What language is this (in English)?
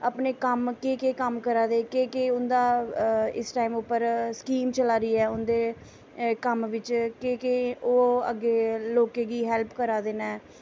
Dogri